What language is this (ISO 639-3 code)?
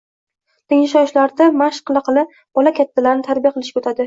uzb